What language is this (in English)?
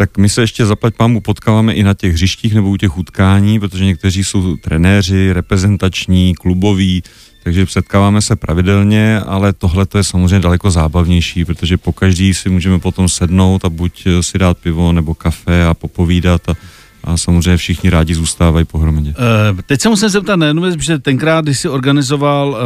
Czech